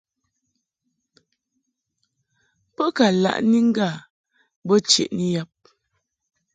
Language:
Mungaka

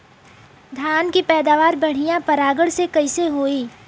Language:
Bhojpuri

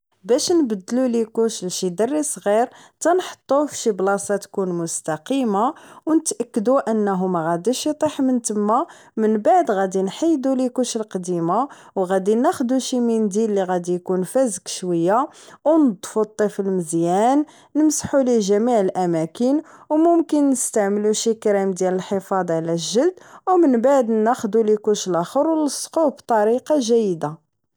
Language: Moroccan Arabic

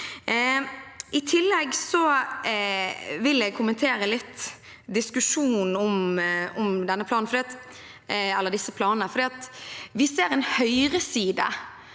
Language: Norwegian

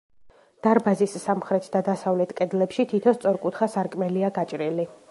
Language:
Georgian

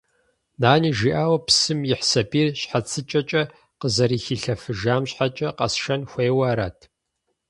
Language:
Kabardian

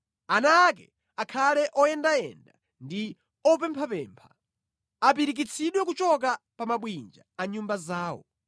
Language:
Nyanja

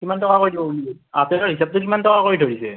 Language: Assamese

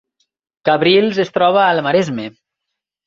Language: Catalan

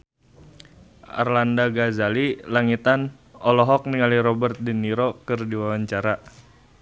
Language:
Sundanese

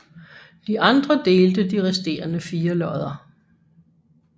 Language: Danish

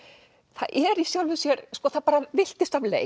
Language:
Icelandic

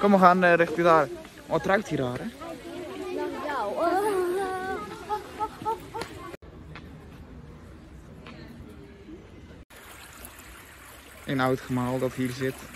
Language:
Dutch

